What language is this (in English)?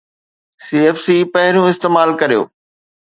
Sindhi